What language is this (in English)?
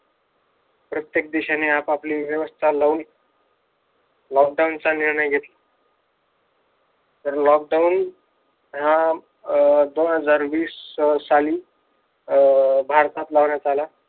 Marathi